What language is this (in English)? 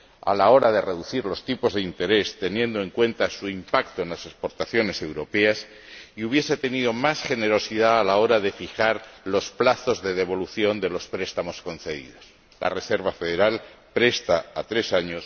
Spanish